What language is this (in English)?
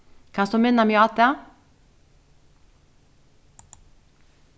Faroese